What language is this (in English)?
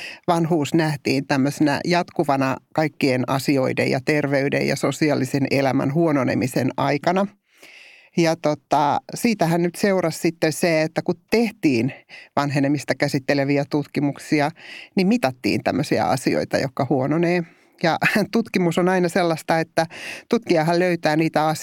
Finnish